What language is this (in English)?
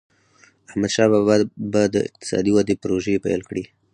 Pashto